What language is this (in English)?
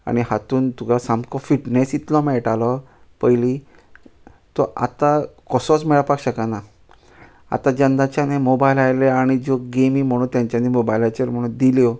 Konkani